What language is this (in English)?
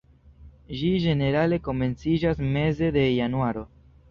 Esperanto